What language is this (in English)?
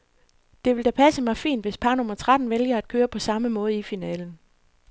Danish